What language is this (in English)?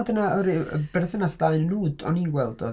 Welsh